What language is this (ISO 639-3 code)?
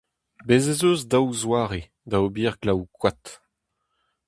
bre